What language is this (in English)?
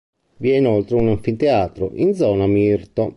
Italian